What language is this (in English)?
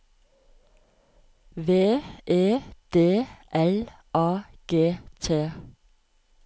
Norwegian